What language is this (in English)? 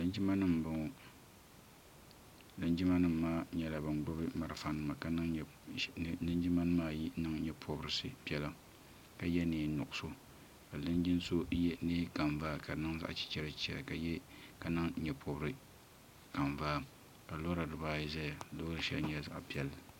Dagbani